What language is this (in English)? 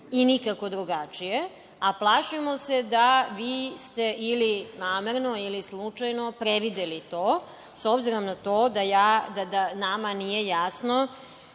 Serbian